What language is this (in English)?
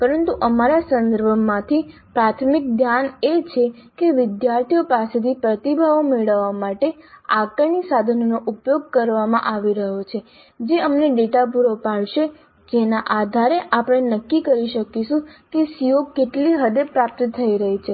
Gujarati